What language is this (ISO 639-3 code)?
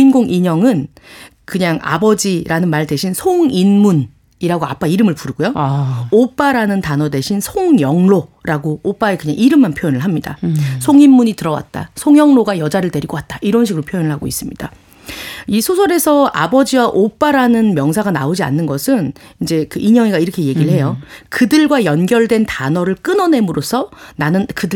kor